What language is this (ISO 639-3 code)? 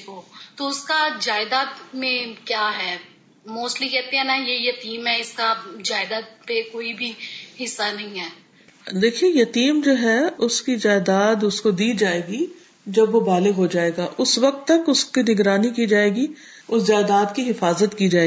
urd